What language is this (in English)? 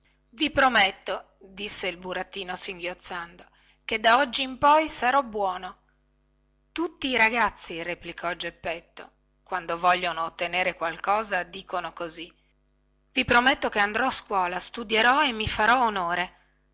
Italian